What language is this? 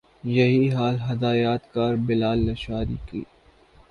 Urdu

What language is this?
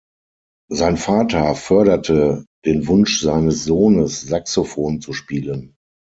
German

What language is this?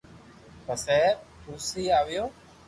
Loarki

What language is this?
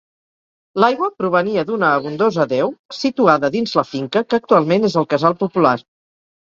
Catalan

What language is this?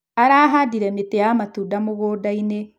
Kikuyu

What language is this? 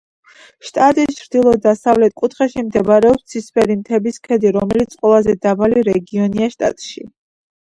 Georgian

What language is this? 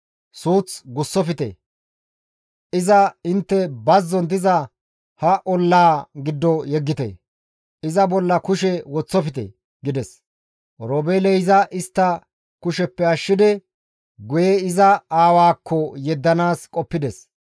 Gamo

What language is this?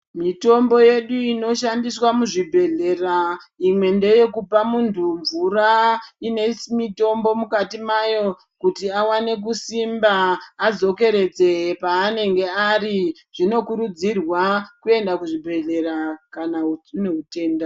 Ndau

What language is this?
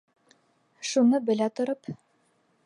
Bashkir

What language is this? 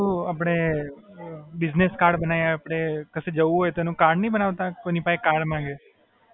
Gujarati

